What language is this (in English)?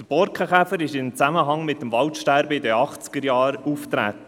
Swiss German